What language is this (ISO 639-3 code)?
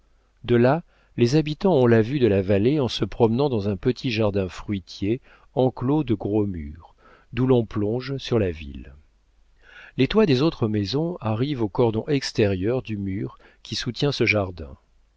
fra